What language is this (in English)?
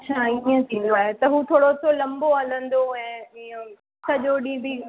Sindhi